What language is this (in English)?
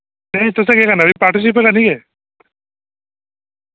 Dogri